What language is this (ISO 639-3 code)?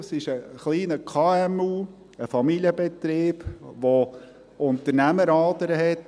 gsw